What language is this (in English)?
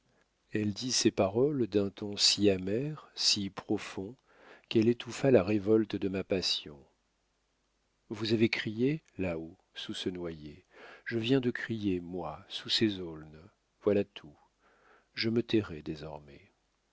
French